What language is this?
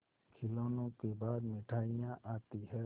Hindi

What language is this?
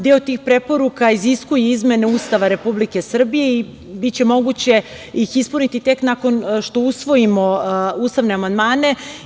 Serbian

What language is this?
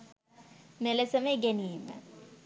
Sinhala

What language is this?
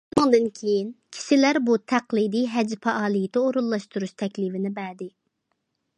Uyghur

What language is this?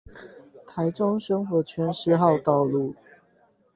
Chinese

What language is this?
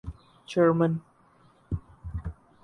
Urdu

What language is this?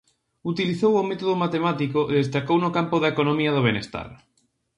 Galician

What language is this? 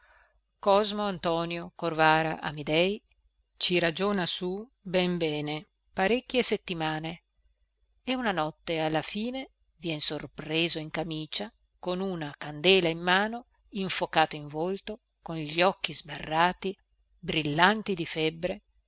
Italian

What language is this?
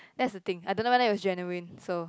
English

